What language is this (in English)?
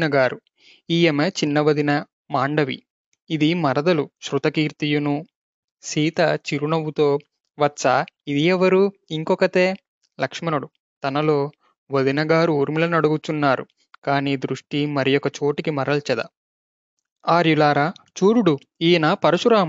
Telugu